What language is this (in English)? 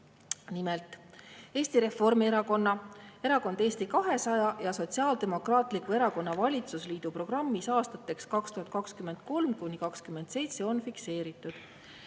Estonian